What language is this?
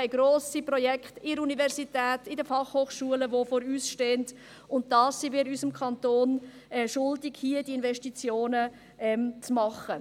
Swiss German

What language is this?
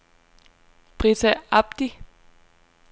Danish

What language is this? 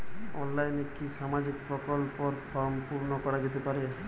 Bangla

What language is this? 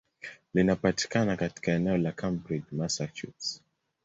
Swahili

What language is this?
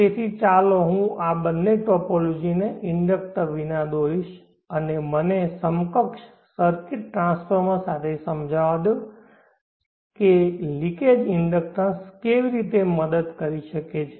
Gujarati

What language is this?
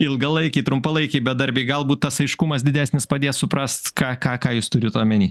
Lithuanian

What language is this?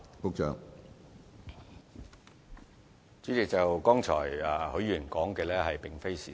Cantonese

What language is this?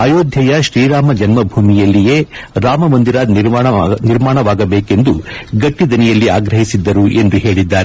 Kannada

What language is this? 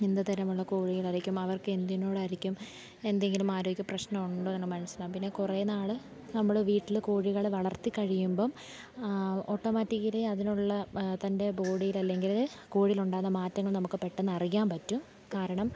Malayalam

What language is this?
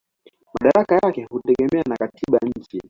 Swahili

